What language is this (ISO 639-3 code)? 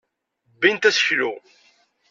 kab